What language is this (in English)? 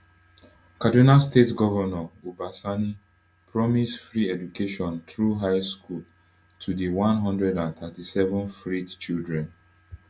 Nigerian Pidgin